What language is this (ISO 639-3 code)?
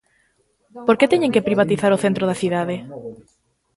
glg